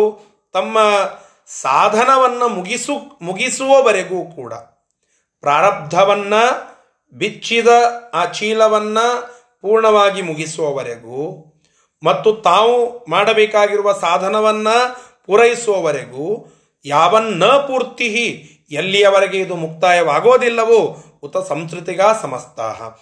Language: Kannada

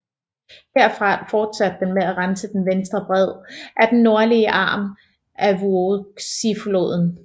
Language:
Danish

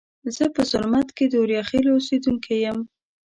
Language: Pashto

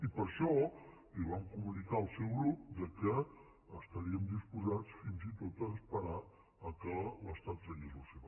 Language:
Catalan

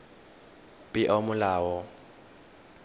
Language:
Tswana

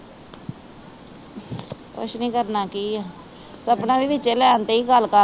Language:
Punjabi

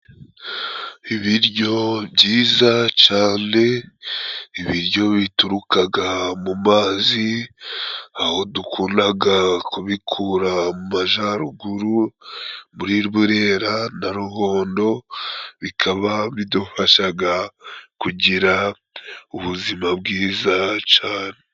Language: Kinyarwanda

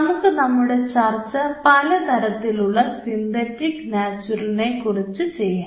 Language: Malayalam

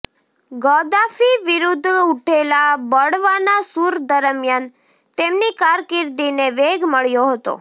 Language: Gujarati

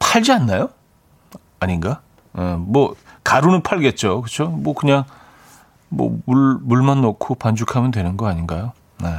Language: Korean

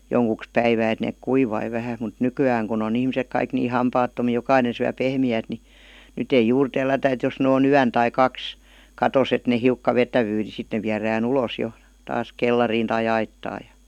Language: Finnish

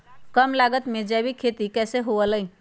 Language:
Magahi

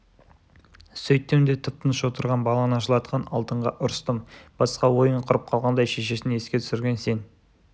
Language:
Kazakh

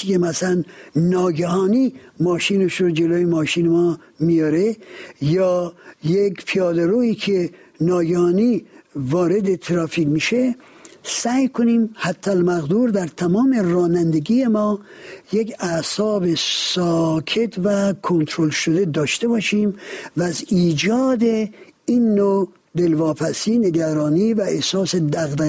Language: Persian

